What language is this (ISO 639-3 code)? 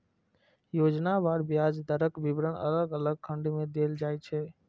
mai